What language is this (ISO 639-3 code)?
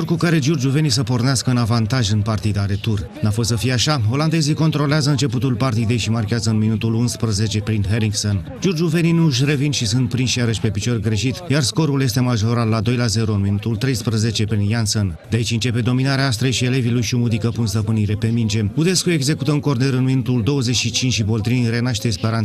ron